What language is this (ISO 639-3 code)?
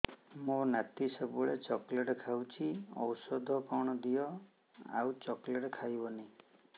ori